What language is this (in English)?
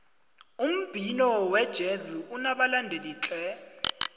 South Ndebele